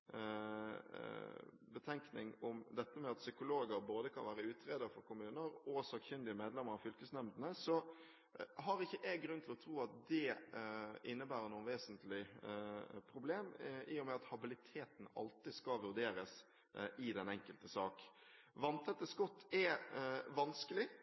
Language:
Norwegian Bokmål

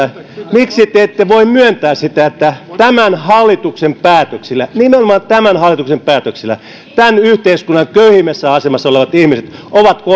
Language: Finnish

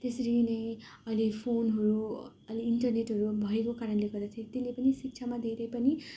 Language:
Nepali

